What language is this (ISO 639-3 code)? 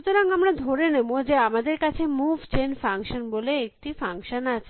ben